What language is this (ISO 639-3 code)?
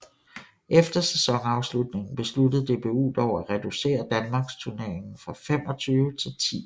dan